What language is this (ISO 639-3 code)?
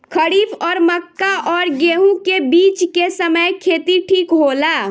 bho